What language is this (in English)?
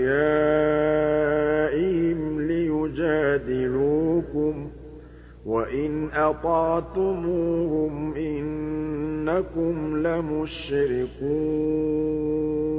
Arabic